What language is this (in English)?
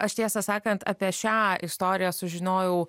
Lithuanian